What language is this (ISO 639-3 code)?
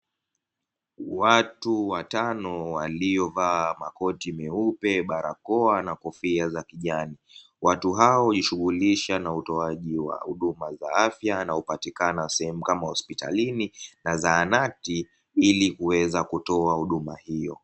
swa